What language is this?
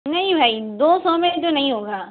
Urdu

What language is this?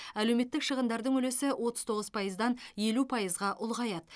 Kazakh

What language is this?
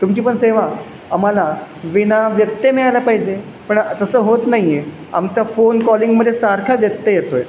Marathi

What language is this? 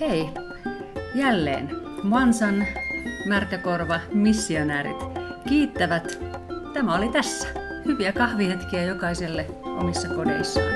Finnish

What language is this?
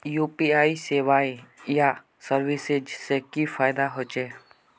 Magahi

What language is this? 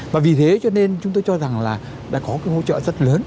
Vietnamese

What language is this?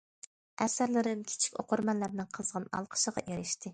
Uyghur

